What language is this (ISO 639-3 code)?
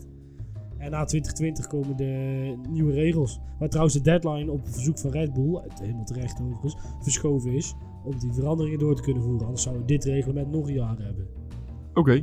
nld